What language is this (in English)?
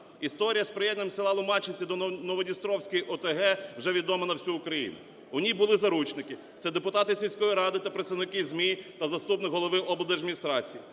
Ukrainian